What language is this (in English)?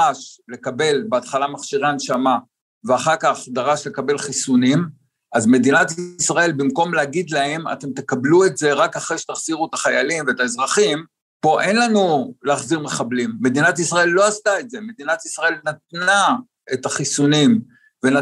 Hebrew